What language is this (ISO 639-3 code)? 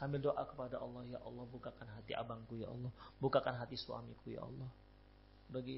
ind